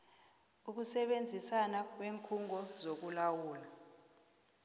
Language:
South Ndebele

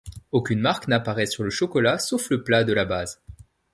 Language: French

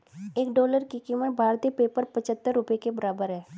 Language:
Hindi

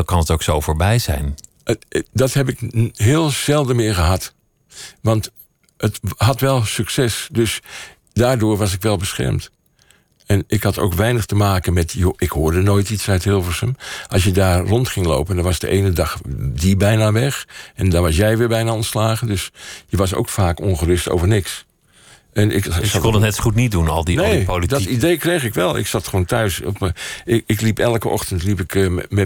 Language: Dutch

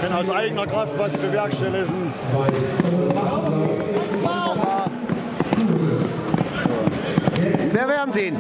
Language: German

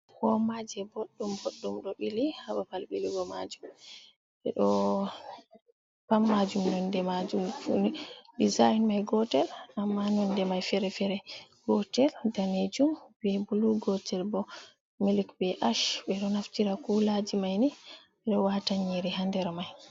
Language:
Fula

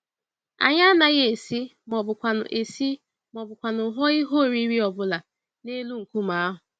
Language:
Igbo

